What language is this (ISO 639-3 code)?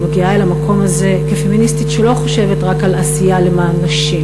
heb